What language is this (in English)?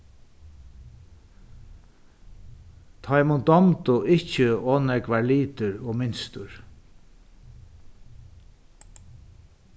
Faroese